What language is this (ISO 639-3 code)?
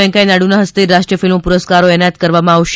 guj